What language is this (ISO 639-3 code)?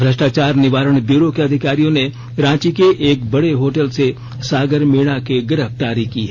hin